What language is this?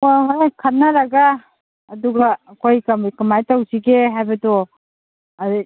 Manipuri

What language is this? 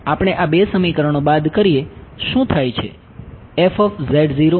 Gujarati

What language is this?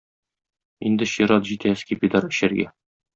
Tatar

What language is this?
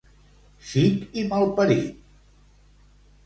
Catalan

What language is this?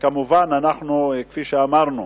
Hebrew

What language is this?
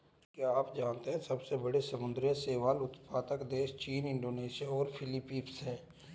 Hindi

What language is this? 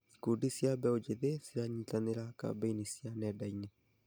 Kikuyu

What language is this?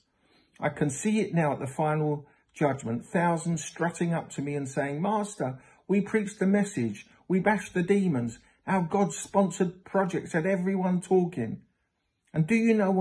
English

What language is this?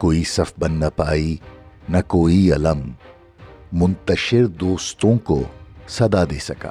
Urdu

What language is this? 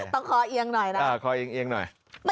Thai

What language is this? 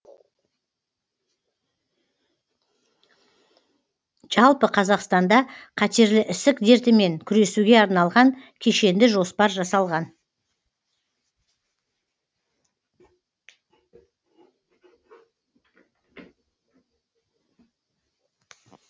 Kazakh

